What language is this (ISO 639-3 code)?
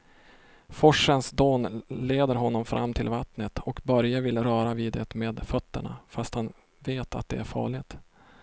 swe